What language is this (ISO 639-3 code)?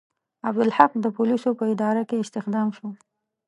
pus